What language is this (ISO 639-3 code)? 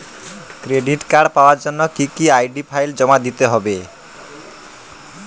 ben